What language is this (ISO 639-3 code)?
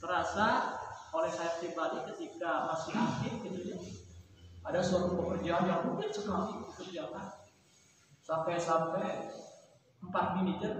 ind